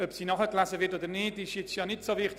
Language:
Swiss German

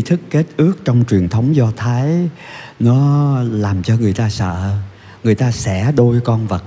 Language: Vietnamese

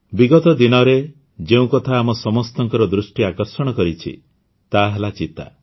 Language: Odia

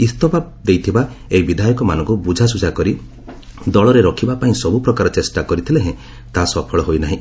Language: Odia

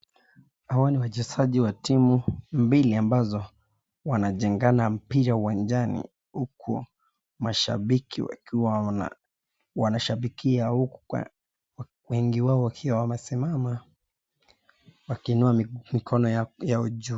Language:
Swahili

